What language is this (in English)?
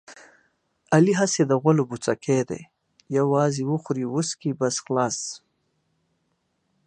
Pashto